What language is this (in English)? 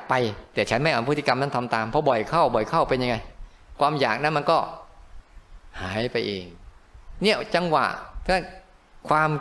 Thai